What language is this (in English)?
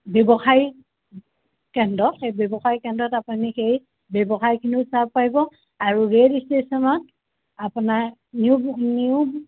Assamese